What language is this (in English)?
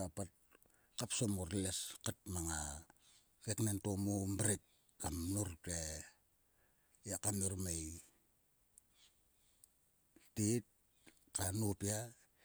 Sulka